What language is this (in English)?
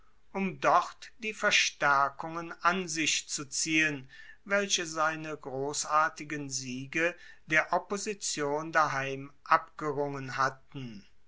German